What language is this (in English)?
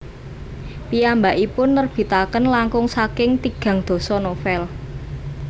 Javanese